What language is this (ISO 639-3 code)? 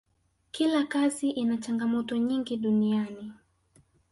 swa